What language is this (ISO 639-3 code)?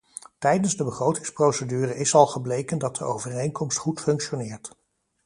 nld